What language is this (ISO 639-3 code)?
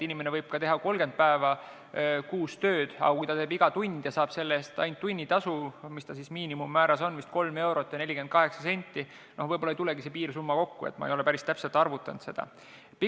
est